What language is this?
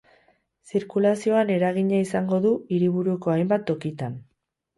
Basque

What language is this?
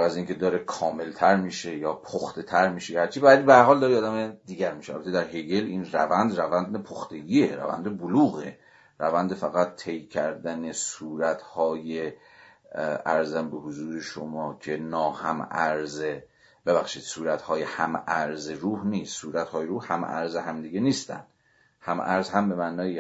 Persian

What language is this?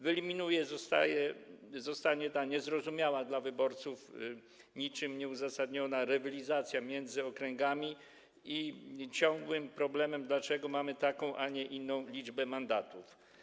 Polish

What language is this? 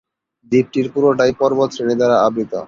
Bangla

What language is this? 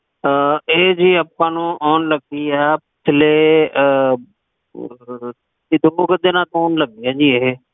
Punjabi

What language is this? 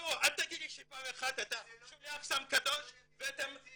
Hebrew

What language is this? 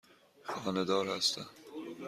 Persian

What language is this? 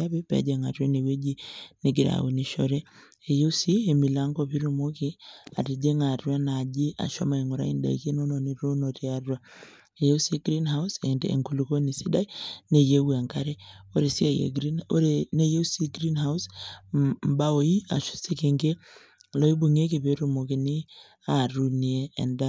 Masai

